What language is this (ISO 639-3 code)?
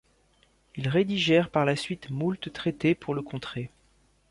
fra